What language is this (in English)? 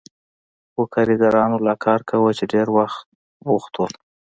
Pashto